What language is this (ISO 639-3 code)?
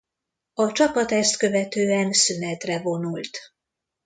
hun